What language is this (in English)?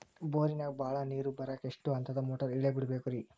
Kannada